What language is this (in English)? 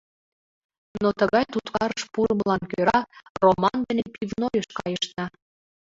Mari